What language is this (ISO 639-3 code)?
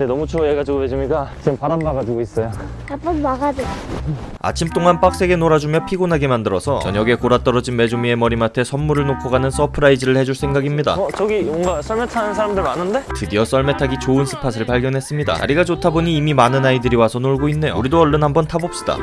kor